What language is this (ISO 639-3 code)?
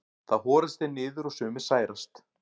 isl